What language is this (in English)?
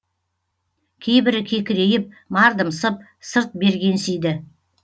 Kazakh